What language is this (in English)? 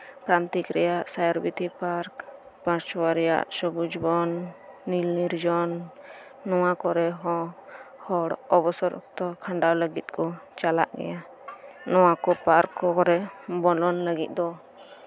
Santali